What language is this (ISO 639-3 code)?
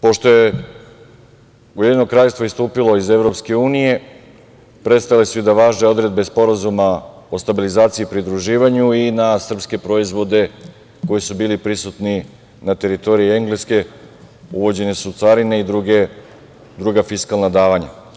srp